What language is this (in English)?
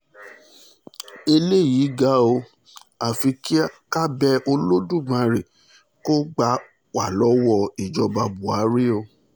Yoruba